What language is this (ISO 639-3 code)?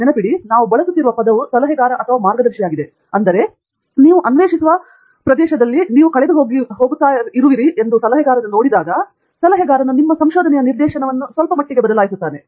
kan